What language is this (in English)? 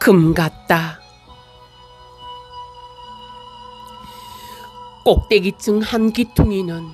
Korean